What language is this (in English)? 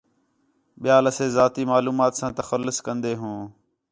Khetrani